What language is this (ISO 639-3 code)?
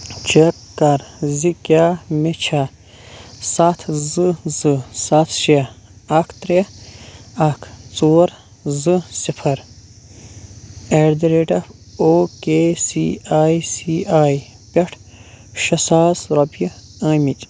kas